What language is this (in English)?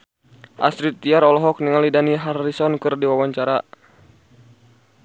Sundanese